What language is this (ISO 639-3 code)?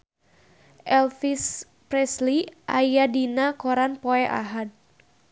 sun